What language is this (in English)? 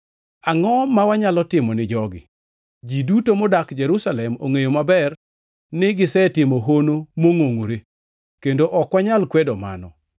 Luo (Kenya and Tanzania)